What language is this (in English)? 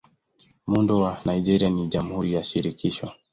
Swahili